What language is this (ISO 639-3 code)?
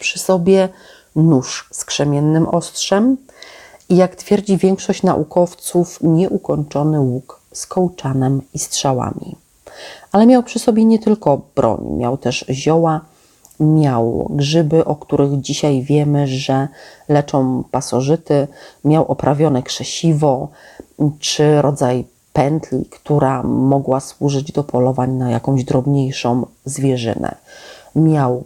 pol